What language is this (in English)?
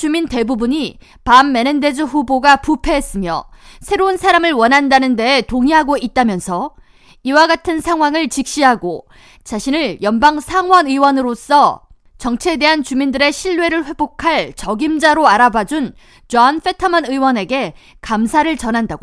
Korean